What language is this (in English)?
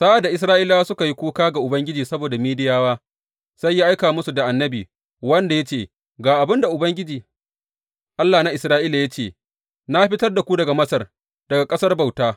Hausa